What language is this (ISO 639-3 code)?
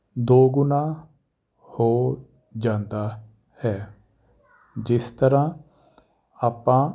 pan